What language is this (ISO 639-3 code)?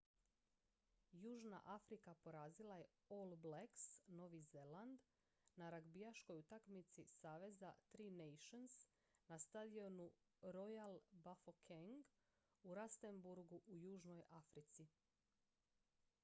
hrv